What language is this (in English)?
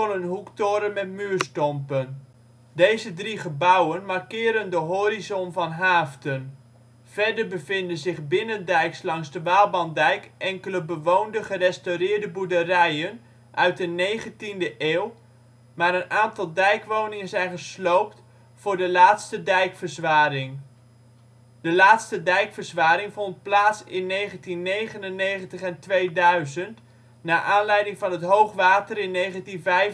Dutch